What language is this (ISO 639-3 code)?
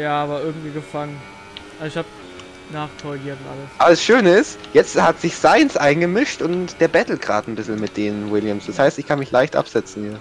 deu